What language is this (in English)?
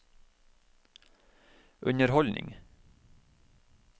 Norwegian